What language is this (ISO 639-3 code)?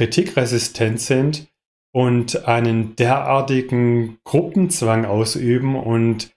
deu